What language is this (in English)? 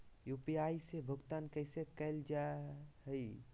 Magahi